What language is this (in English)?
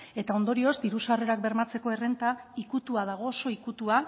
Basque